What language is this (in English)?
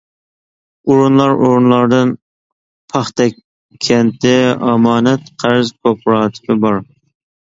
Uyghur